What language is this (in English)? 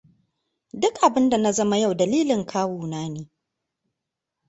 Hausa